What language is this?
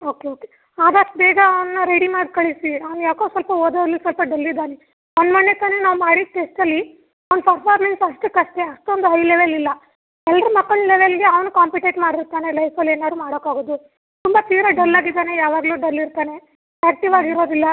Kannada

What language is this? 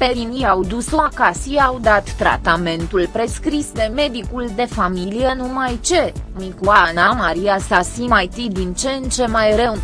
Romanian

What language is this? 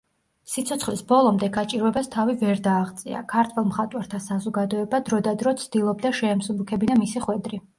Georgian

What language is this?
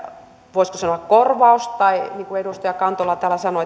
Finnish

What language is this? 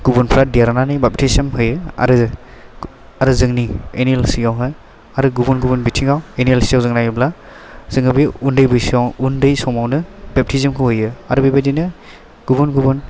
Bodo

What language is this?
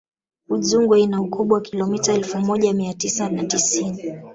Swahili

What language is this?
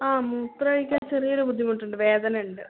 Malayalam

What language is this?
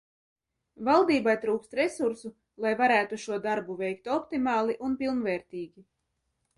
Latvian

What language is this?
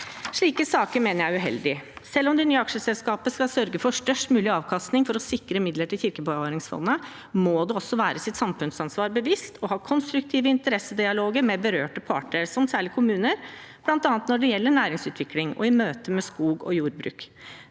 Norwegian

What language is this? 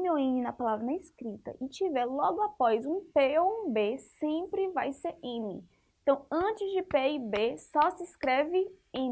Portuguese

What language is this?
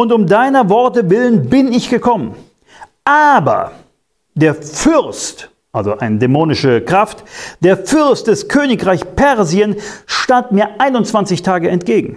German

